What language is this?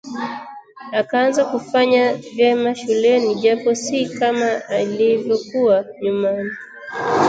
Swahili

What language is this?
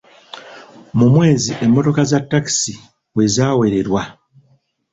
Ganda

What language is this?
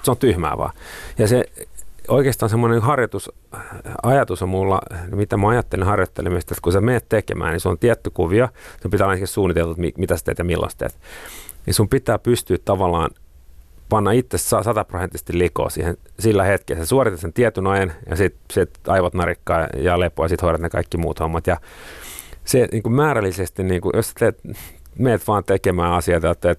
Finnish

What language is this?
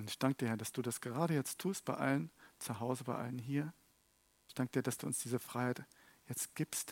German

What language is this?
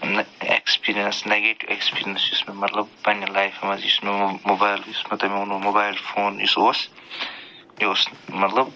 Kashmiri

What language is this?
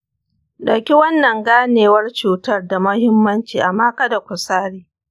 Hausa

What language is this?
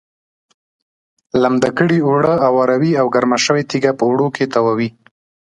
Pashto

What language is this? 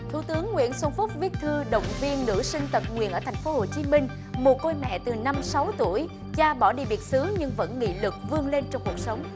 Vietnamese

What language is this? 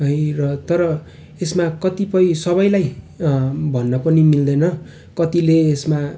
Nepali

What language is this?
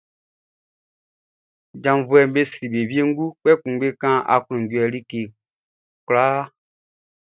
Baoulé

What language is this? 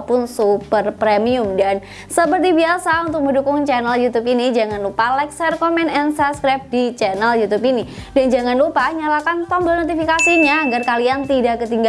Indonesian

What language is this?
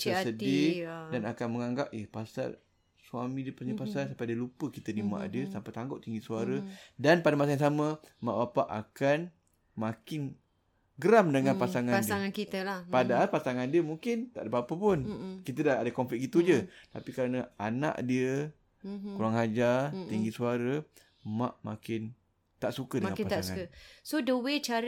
Malay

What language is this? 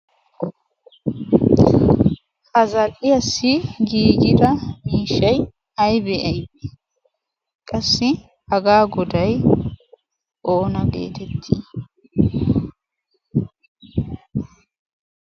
Wolaytta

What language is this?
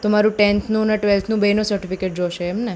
Gujarati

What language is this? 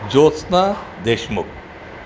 Sindhi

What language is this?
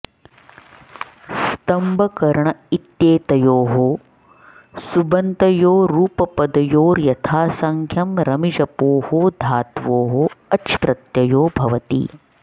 Sanskrit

